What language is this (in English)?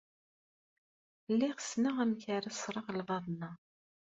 Kabyle